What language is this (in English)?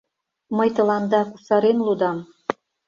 Mari